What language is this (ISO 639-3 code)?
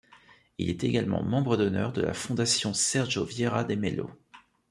fra